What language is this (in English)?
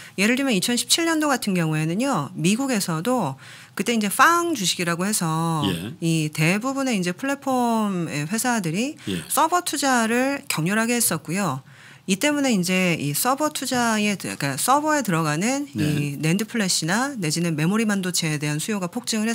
Korean